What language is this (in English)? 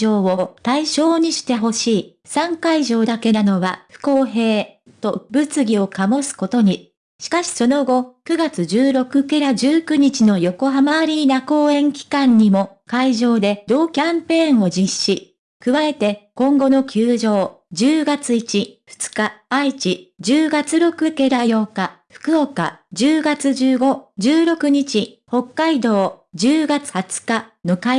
Japanese